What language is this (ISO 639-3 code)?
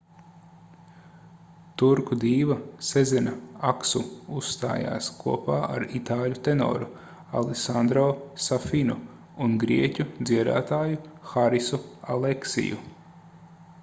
lav